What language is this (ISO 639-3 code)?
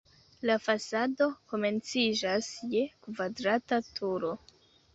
epo